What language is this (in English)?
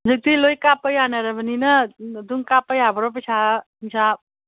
Manipuri